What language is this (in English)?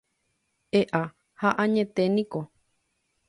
Guarani